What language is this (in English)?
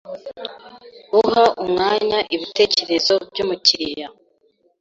Kinyarwanda